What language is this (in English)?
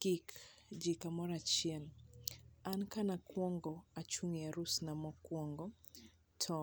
Luo (Kenya and Tanzania)